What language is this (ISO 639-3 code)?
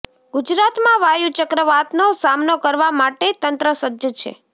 guj